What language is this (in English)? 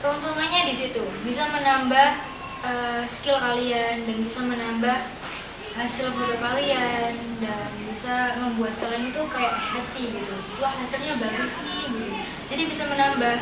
Indonesian